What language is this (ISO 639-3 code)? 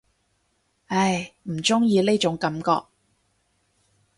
yue